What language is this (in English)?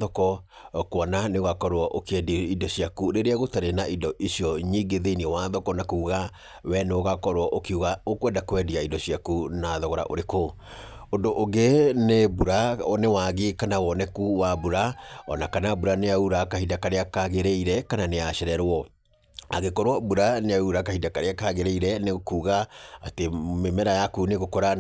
Kikuyu